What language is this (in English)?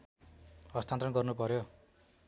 Nepali